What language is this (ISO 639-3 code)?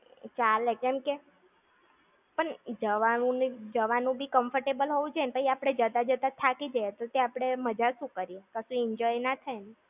guj